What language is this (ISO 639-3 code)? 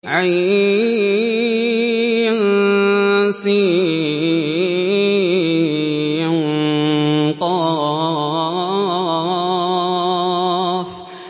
ara